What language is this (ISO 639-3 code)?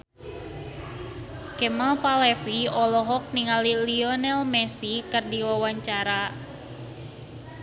sun